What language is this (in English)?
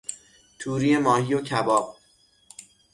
Persian